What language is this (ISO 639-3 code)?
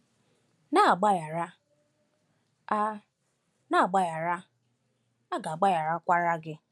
ibo